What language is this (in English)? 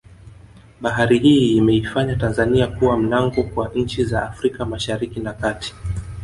Swahili